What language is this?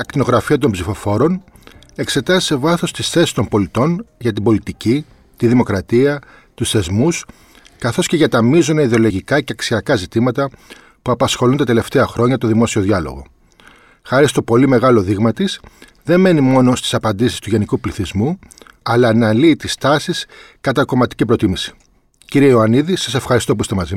Greek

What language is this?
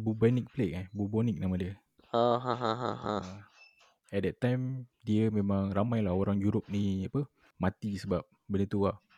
Malay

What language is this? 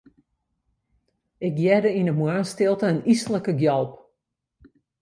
Western Frisian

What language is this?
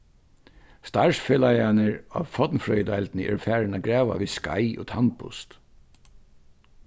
Faroese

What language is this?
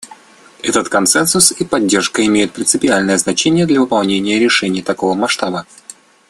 Russian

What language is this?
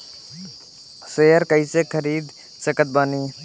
Bhojpuri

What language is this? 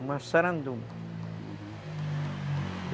Portuguese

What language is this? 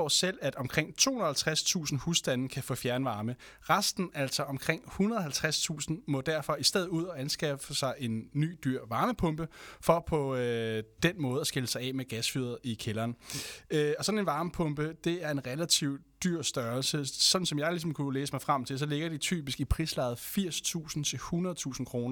Danish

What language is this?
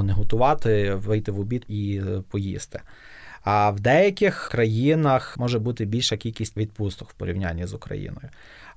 Ukrainian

